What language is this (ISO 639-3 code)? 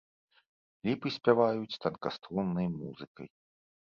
bel